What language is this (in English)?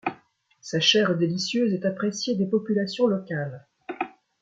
French